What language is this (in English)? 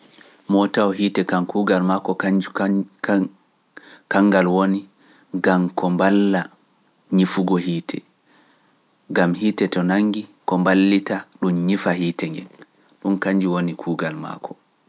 Pular